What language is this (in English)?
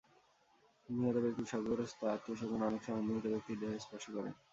Bangla